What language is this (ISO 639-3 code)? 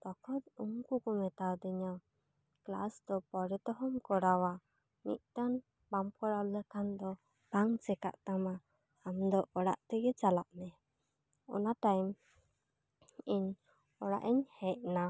sat